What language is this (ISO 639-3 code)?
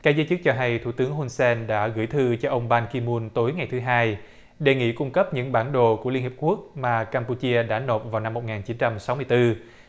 vie